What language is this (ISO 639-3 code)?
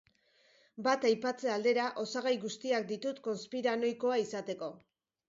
eus